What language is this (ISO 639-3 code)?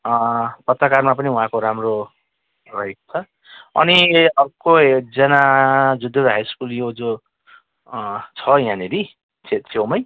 nep